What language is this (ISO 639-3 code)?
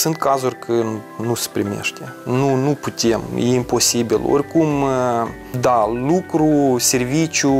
ron